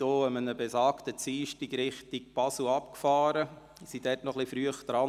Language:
Swiss German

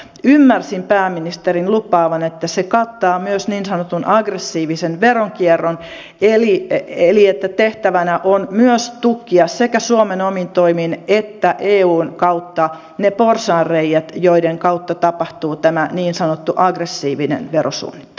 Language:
Finnish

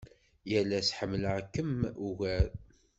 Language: Kabyle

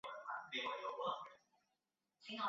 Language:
Chinese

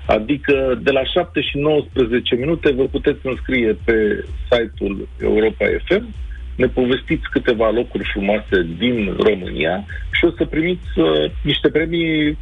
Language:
Romanian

